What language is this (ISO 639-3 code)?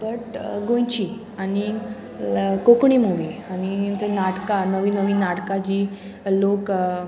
kok